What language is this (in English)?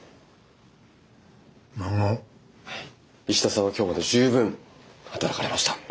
Japanese